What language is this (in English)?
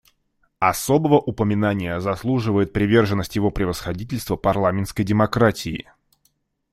Russian